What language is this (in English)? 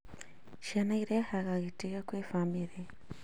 Kikuyu